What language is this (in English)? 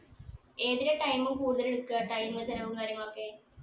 Malayalam